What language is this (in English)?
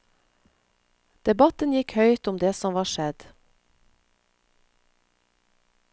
Norwegian